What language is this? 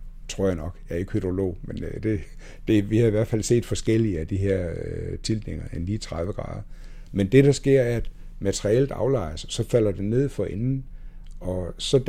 Danish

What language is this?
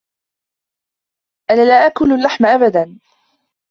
Arabic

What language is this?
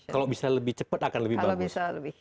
Indonesian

